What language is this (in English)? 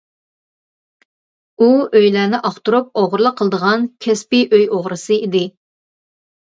Uyghur